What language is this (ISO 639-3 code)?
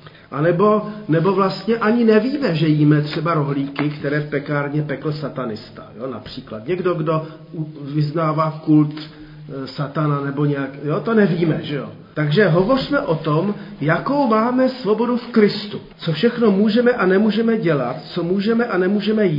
ces